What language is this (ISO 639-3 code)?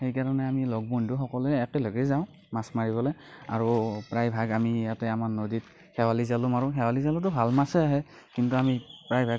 asm